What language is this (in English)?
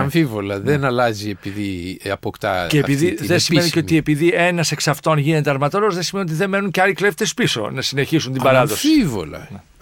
Greek